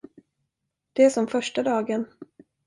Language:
Swedish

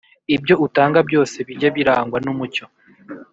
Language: Kinyarwanda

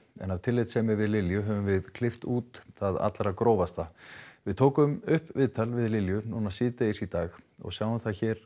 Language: Icelandic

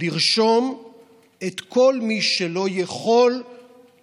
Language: Hebrew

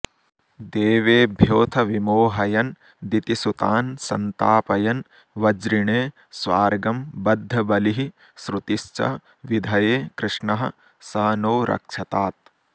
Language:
Sanskrit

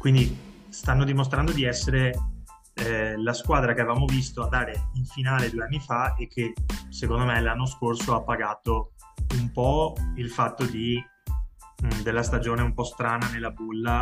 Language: Italian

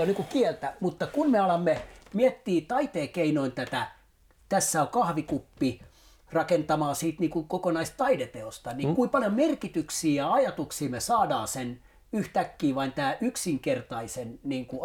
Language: Finnish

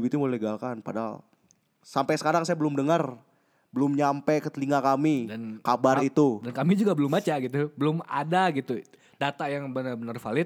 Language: Indonesian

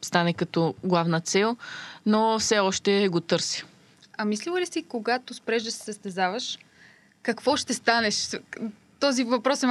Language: Bulgarian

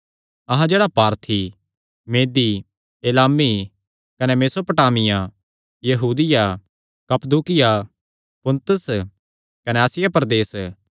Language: Kangri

